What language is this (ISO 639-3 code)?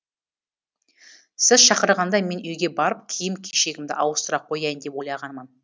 kaz